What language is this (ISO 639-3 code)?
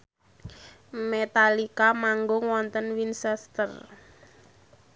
jav